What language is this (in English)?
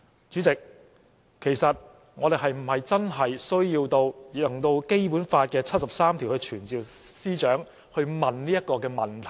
Cantonese